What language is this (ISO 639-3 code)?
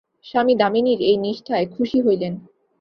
ben